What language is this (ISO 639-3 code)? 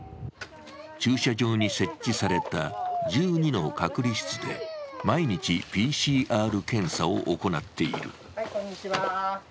jpn